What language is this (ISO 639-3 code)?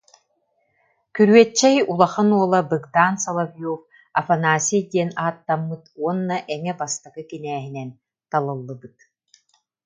sah